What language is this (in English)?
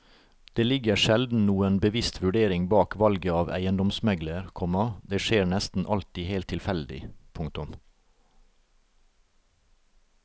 Norwegian